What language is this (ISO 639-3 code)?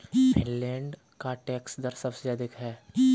hin